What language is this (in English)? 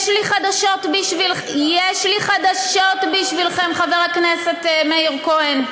Hebrew